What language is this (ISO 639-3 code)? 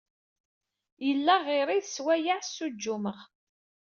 kab